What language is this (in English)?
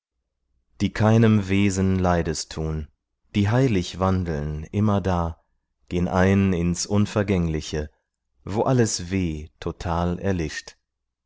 German